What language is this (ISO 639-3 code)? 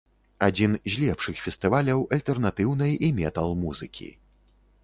bel